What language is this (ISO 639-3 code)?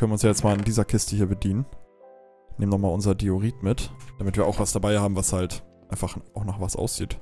deu